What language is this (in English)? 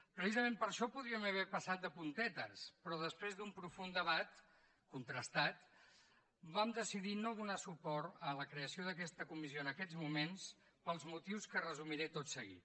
Catalan